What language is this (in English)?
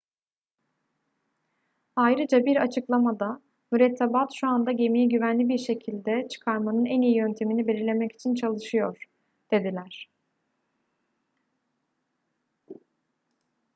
Turkish